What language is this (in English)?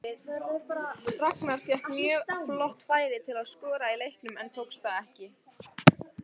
Icelandic